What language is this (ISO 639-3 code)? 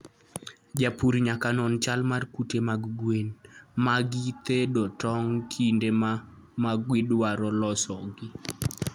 luo